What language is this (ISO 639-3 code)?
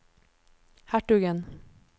nor